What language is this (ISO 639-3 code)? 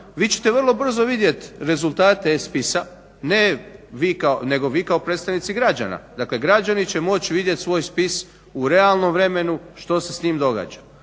hrv